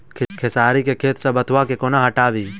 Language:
Maithili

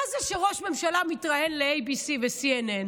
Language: Hebrew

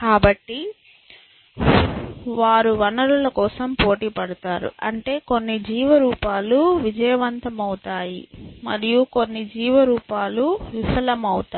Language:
Telugu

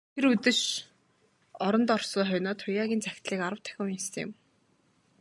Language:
Mongolian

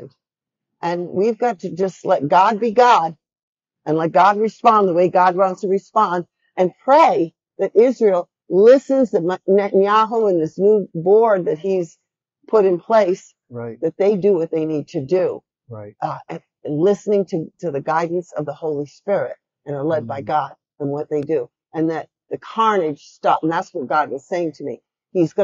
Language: English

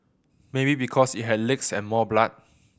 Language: English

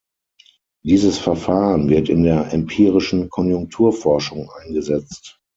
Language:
German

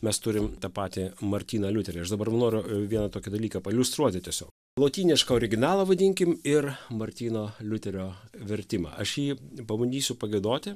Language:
Lithuanian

